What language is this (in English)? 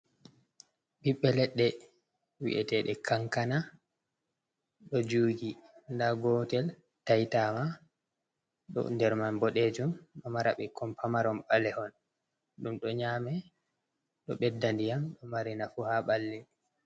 Fula